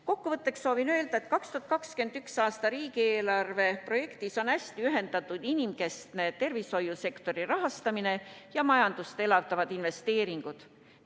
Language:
Estonian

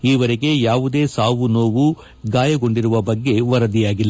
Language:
Kannada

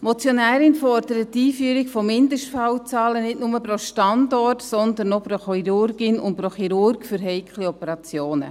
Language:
Swiss German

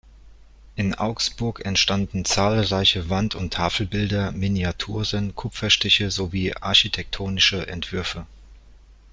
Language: German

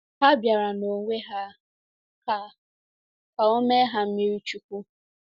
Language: Igbo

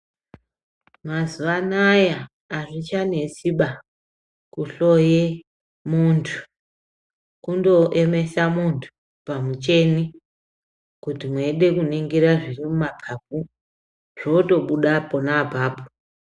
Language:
Ndau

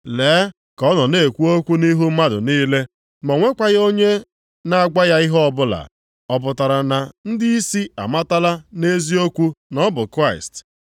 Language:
Igbo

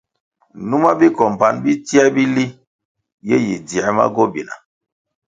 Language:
Kwasio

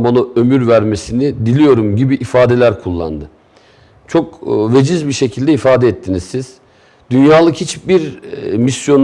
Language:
Turkish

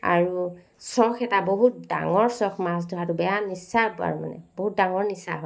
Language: Assamese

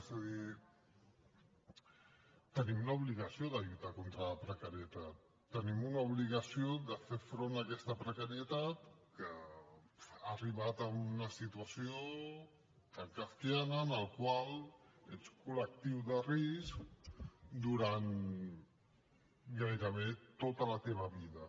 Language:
Catalan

